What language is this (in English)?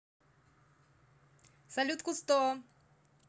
Russian